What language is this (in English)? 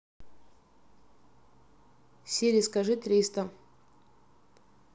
Russian